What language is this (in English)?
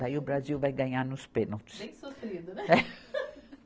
Portuguese